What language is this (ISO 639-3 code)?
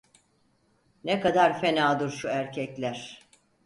tur